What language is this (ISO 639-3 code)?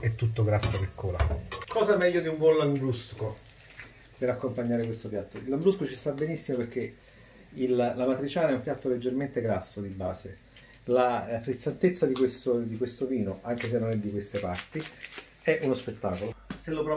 ita